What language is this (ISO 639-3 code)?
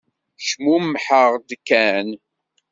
kab